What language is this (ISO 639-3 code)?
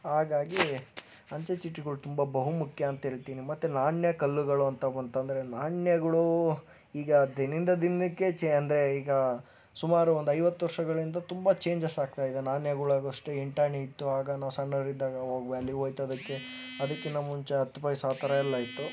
kan